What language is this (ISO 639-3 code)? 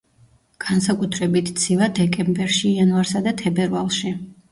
kat